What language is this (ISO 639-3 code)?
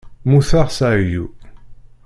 kab